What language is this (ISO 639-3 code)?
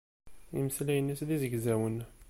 kab